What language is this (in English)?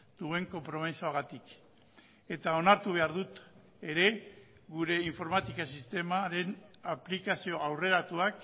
Basque